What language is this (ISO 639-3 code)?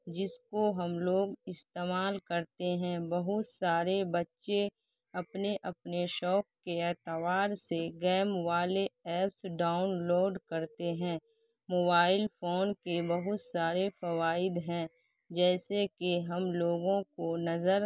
urd